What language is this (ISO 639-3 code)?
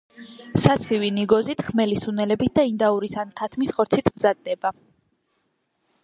kat